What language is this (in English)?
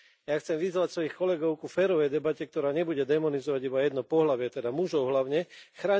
Slovak